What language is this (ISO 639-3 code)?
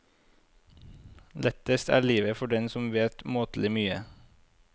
nor